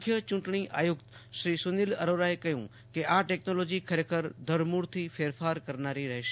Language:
Gujarati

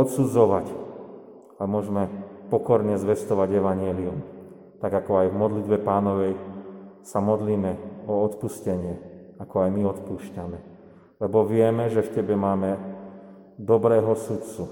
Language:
Slovak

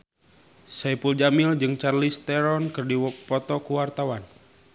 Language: Sundanese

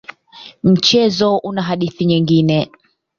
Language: Swahili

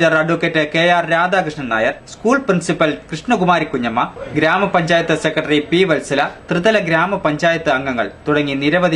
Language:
Arabic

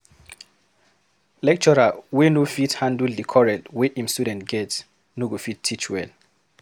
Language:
Nigerian Pidgin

